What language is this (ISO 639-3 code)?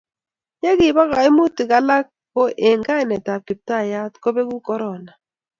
kln